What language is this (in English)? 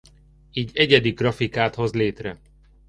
Hungarian